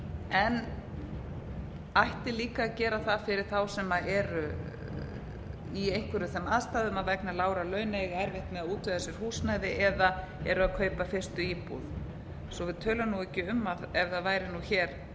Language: Icelandic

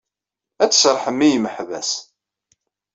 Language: Kabyle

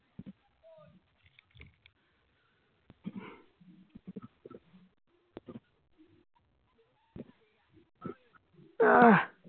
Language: Bangla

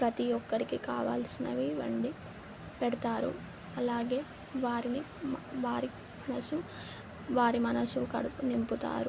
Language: Telugu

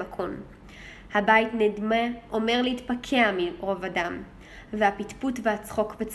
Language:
Hebrew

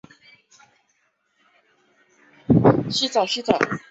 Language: Chinese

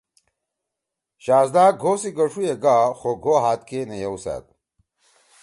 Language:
Torwali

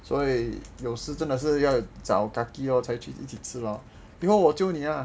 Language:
English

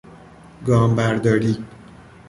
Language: Persian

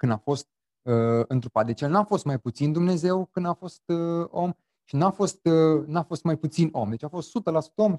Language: Romanian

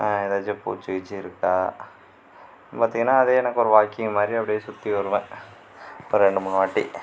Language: Tamil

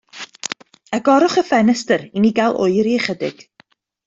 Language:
Welsh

